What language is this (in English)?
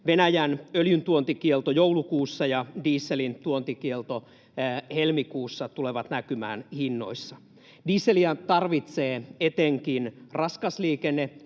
Finnish